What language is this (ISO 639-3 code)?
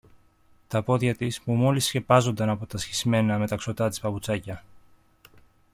ell